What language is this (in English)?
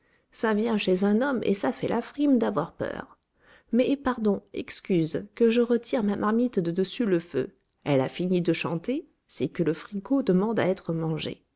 French